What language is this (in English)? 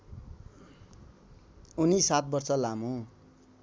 Nepali